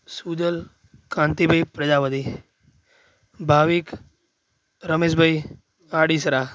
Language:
Gujarati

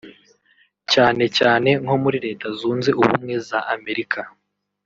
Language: Kinyarwanda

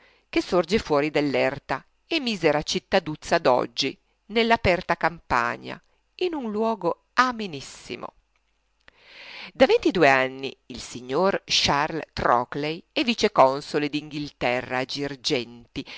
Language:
Italian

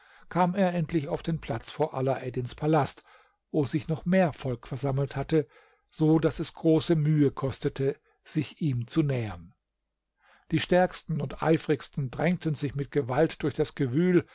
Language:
German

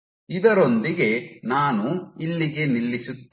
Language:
Kannada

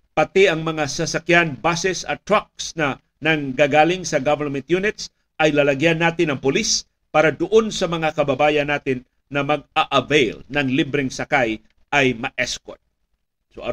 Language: Filipino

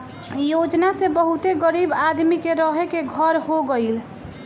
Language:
Bhojpuri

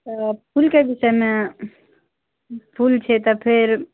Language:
Maithili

